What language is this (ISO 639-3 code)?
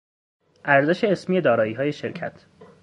fas